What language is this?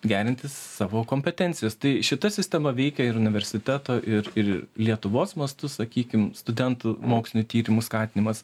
Lithuanian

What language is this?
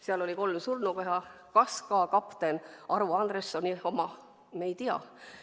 Estonian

